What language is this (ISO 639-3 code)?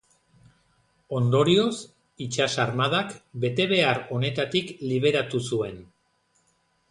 eus